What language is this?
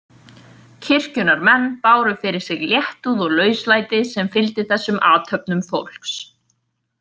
Icelandic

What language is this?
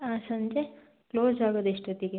Kannada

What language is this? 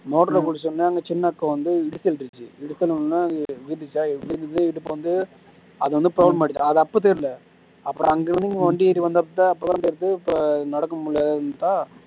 Tamil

